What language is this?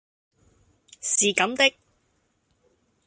Cantonese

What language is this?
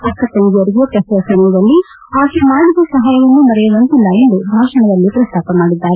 Kannada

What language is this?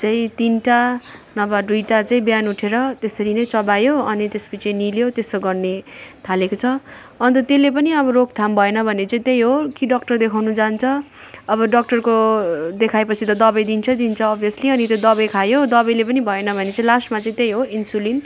Nepali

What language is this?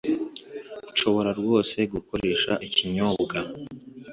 Kinyarwanda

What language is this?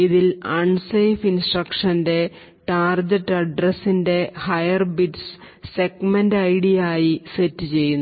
Malayalam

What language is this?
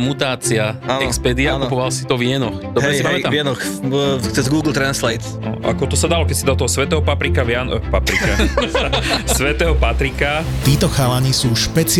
Slovak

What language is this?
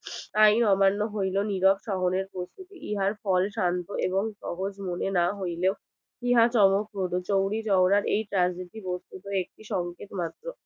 Bangla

